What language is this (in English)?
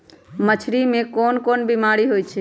Magahi